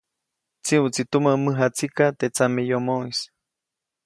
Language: Copainalá Zoque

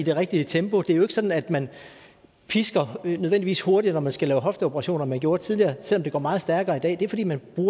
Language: Danish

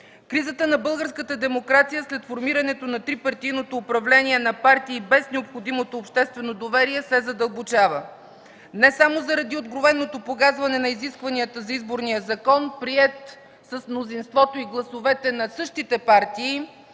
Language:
Bulgarian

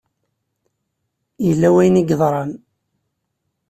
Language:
Kabyle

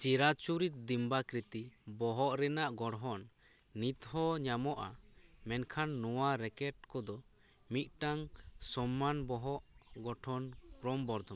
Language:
Santali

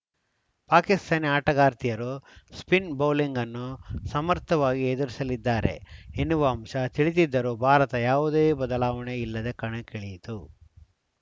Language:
Kannada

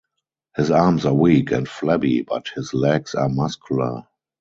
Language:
English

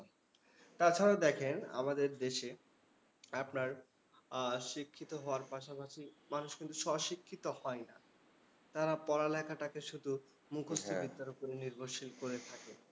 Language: Bangla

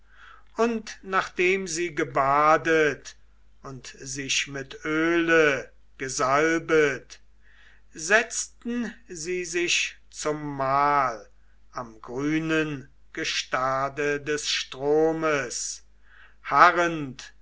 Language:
German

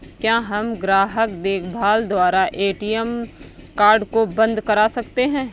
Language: Hindi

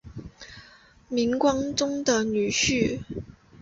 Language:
Chinese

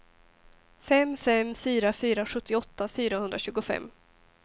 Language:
Swedish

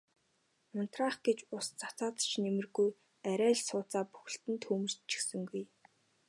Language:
Mongolian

